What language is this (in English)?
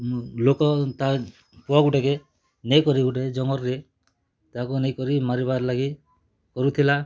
Odia